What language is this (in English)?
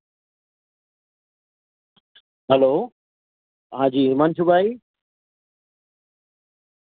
Gujarati